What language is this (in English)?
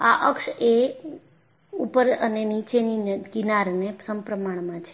Gujarati